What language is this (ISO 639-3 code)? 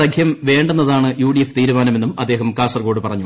mal